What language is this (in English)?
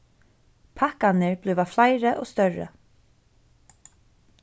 Faroese